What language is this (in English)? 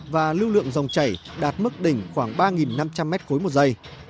Vietnamese